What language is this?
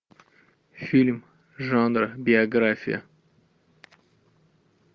Russian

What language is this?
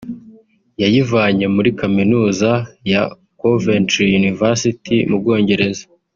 Kinyarwanda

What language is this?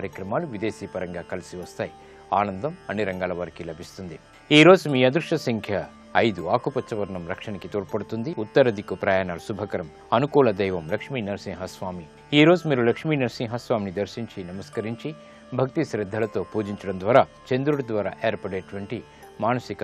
Romanian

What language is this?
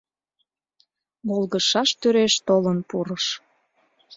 Mari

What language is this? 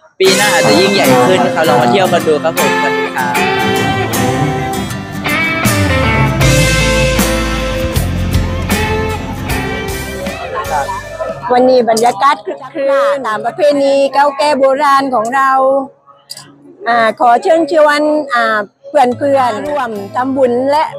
Thai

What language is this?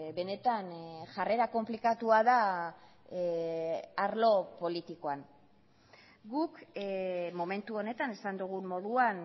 Basque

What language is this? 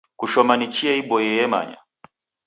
Taita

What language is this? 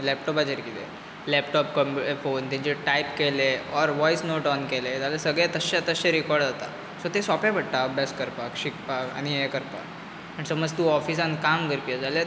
Konkani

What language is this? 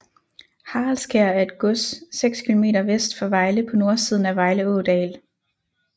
Danish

